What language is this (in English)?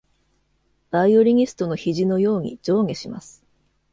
Japanese